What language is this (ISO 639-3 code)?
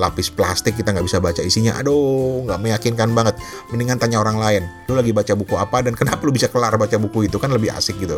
ind